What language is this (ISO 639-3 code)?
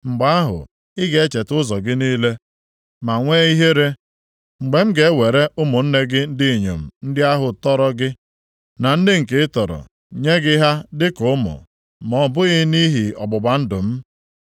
ibo